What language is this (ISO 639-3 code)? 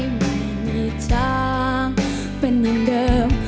tha